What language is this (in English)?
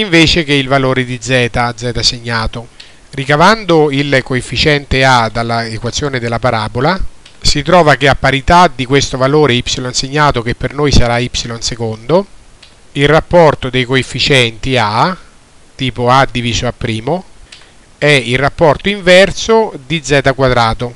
Italian